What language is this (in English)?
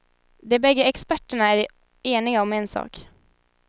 Swedish